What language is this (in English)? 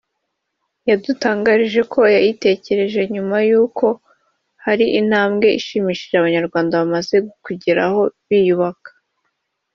Kinyarwanda